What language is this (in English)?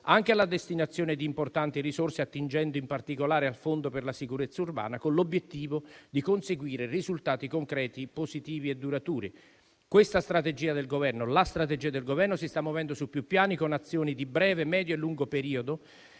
Italian